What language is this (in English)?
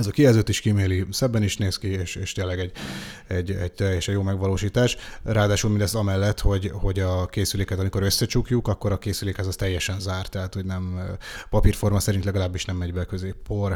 Hungarian